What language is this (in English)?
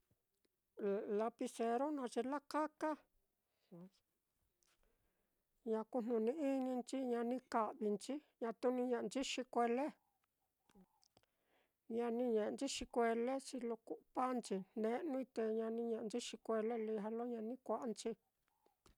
Mitlatongo Mixtec